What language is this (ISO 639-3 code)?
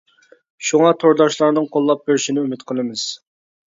uig